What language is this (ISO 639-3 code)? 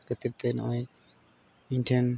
sat